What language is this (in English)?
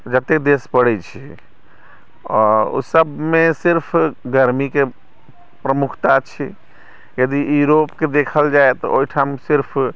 Maithili